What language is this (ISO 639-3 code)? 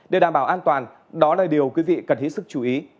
vie